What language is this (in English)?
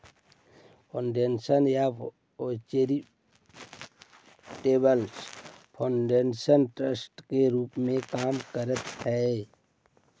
Magahi